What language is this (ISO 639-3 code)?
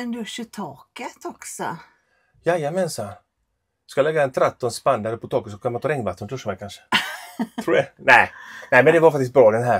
swe